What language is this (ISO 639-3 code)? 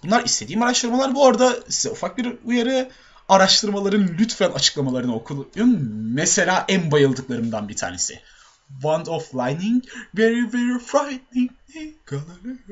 tur